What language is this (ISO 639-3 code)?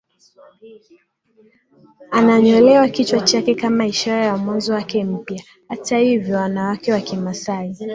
swa